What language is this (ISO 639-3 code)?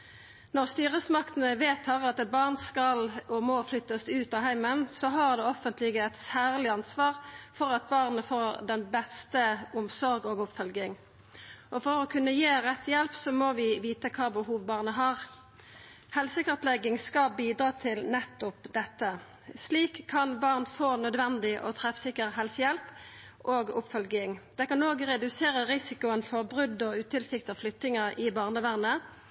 nno